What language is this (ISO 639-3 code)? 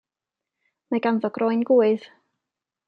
cym